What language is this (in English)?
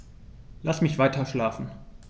German